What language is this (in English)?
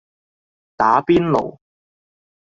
Cantonese